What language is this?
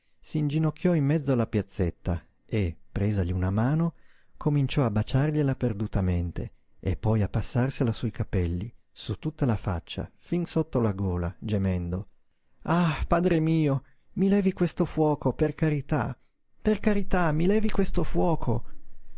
Italian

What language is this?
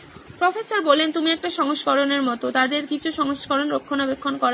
Bangla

